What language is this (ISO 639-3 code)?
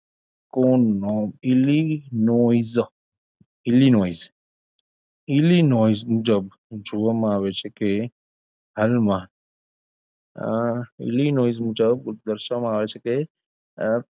guj